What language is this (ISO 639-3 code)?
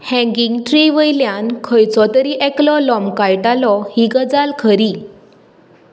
kok